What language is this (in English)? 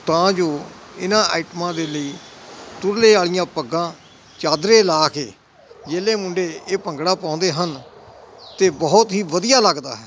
Punjabi